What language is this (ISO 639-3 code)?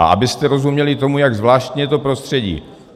ces